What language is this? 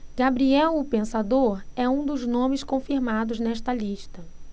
Portuguese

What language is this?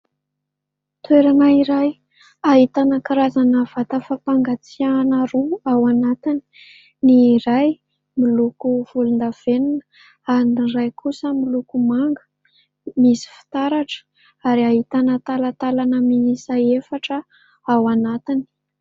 Malagasy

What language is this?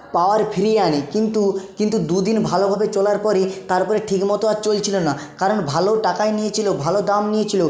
Bangla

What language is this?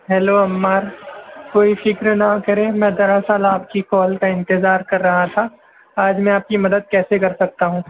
Urdu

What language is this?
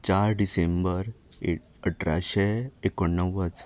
Konkani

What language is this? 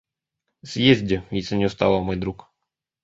Russian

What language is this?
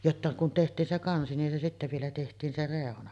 Finnish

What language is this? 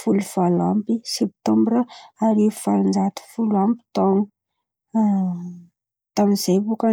Antankarana Malagasy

